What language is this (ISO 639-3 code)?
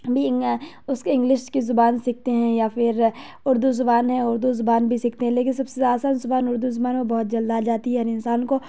urd